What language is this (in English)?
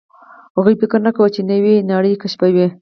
Pashto